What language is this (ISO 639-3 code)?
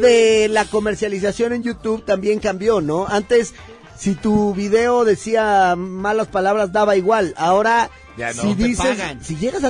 spa